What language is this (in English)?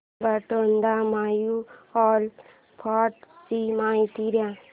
Marathi